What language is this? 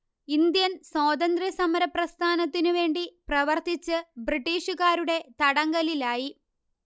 Malayalam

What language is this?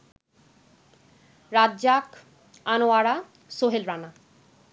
Bangla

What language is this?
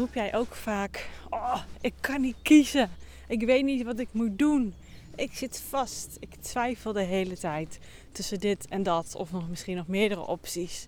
Dutch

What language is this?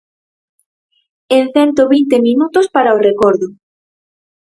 Galician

